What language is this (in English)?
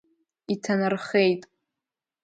Abkhazian